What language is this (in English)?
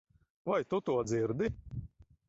Latvian